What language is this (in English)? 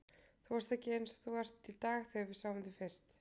Icelandic